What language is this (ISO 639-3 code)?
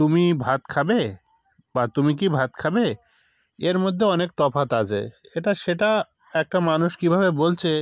ben